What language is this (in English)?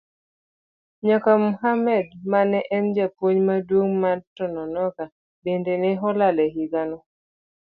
Luo (Kenya and Tanzania)